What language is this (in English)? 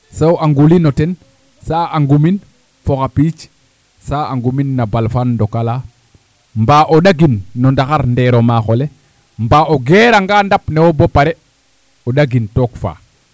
Serer